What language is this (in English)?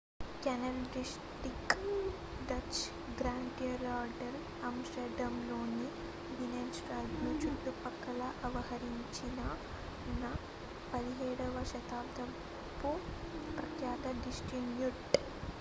Telugu